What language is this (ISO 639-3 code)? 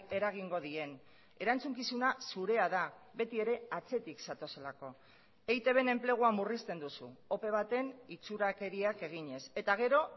eus